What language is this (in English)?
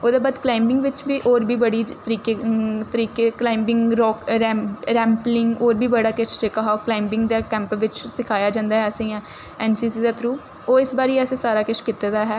Dogri